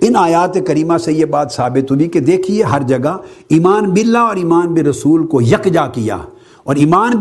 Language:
Urdu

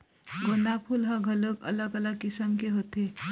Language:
Chhattisgarhi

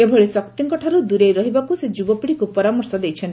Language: Odia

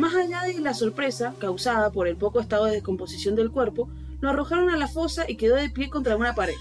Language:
Spanish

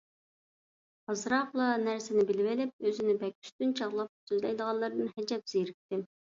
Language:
Uyghur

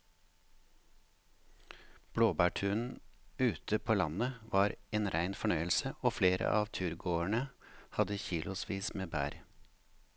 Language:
Norwegian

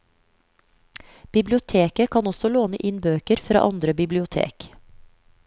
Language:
Norwegian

